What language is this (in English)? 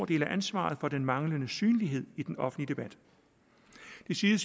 Danish